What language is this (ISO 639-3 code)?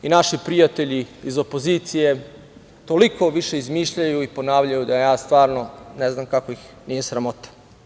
srp